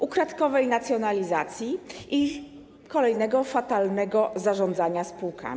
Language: Polish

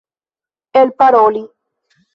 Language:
Esperanto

